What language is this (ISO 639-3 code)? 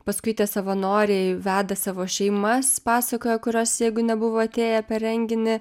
lit